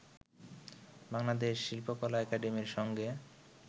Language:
Bangla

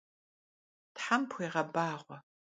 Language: Kabardian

